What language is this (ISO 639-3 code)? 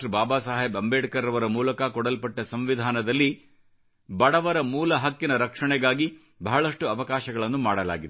kan